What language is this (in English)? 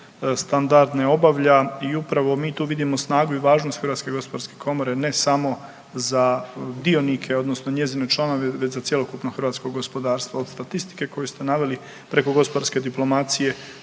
Croatian